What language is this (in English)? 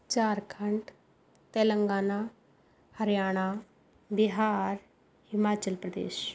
Punjabi